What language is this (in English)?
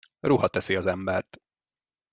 Hungarian